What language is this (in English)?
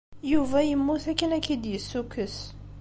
Kabyle